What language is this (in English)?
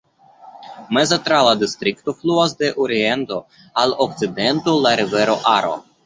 Esperanto